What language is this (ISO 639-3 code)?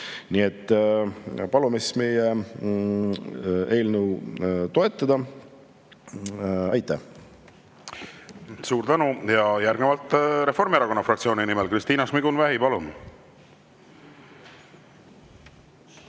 est